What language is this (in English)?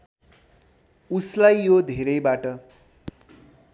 Nepali